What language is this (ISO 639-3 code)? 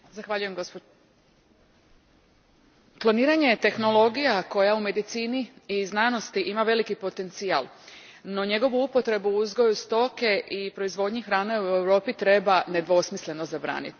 hrv